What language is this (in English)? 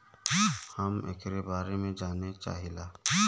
Bhojpuri